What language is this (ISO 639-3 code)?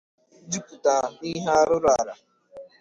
ibo